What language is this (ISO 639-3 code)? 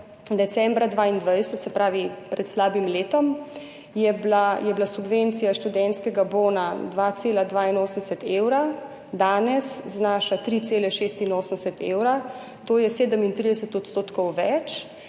slv